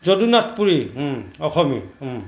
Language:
Assamese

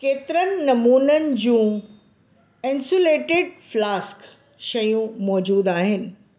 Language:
Sindhi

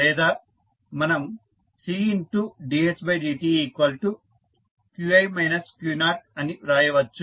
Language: Telugu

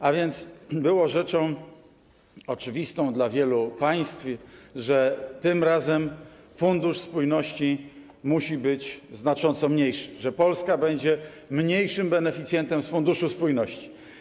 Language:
Polish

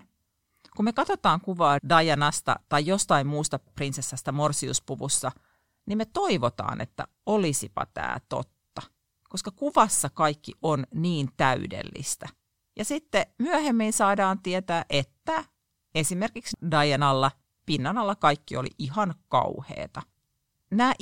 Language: Finnish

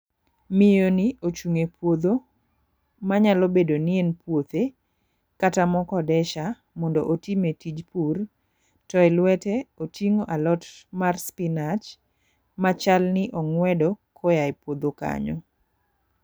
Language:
Luo (Kenya and Tanzania)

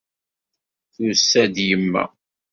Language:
Kabyle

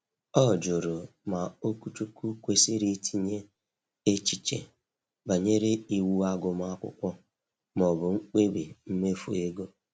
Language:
Igbo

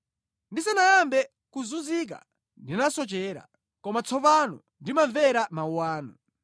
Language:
Nyanja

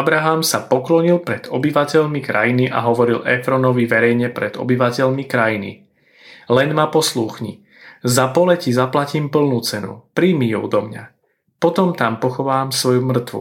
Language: Slovak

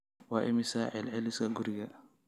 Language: Somali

